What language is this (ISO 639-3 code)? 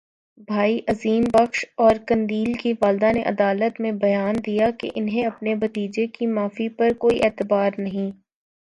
urd